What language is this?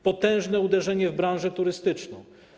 Polish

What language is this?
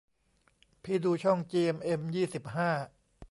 Thai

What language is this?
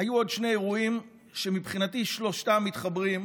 Hebrew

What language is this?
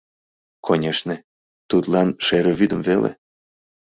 Mari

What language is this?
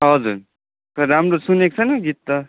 Nepali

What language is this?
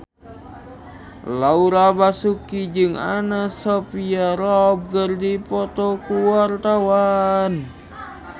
Sundanese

